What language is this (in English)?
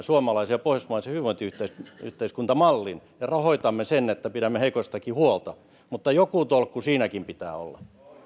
Finnish